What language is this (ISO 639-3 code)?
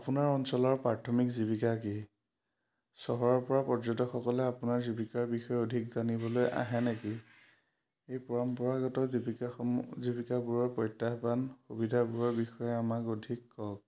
asm